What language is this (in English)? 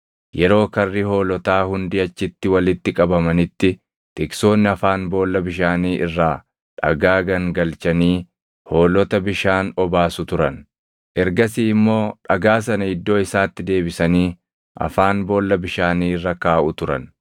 Oromo